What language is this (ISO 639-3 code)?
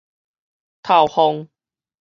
nan